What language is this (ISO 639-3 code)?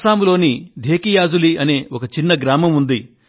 tel